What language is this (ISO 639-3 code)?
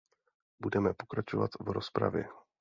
ces